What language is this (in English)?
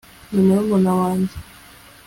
Kinyarwanda